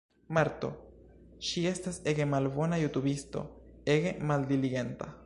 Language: Esperanto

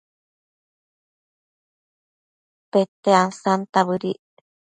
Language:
Matsés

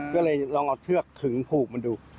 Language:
Thai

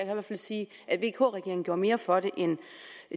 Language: Danish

